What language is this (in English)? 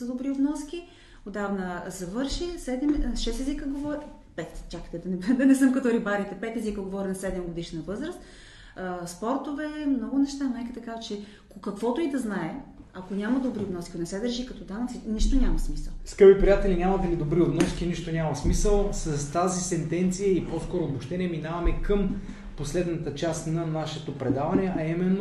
Bulgarian